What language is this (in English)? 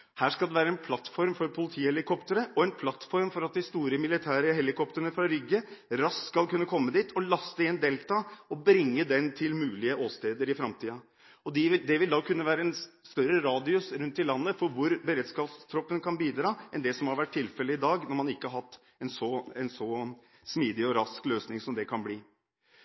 Norwegian Bokmål